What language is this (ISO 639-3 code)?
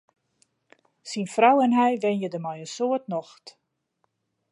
fry